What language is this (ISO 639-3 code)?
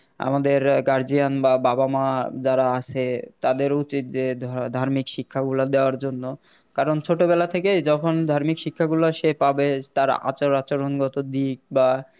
ben